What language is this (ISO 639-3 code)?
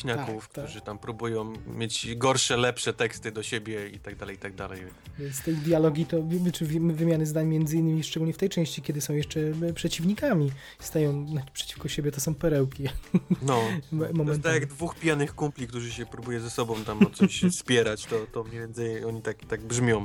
pol